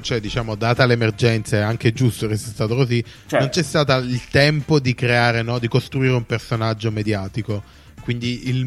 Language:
Italian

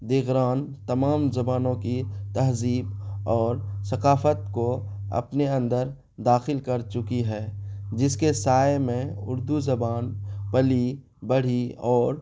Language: Urdu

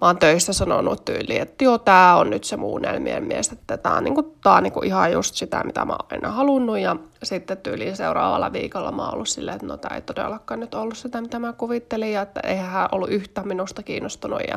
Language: Finnish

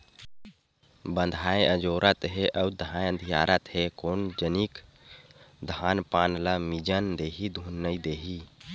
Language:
Chhattisgarhi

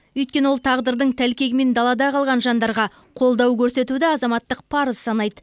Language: Kazakh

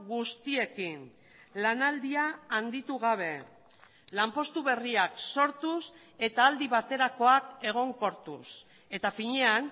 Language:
Basque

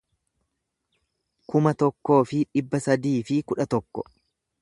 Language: Oromo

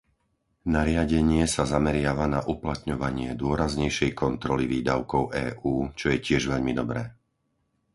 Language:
Slovak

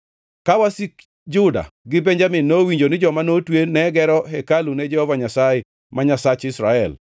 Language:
Luo (Kenya and Tanzania)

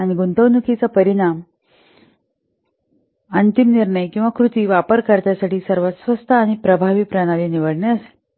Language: Marathi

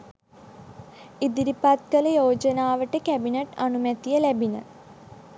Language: Sinhala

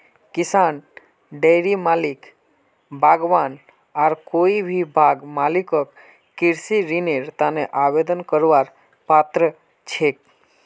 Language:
Magahi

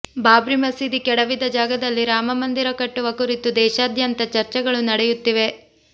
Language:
Kannada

